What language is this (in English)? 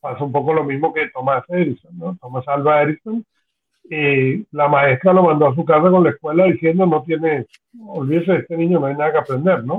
Spanish